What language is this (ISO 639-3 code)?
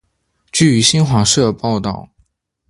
zho